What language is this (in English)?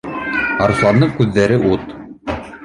Bashkir